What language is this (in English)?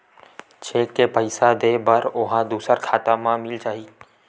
Chhattisgarhi